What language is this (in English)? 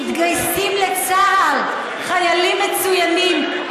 Hebrew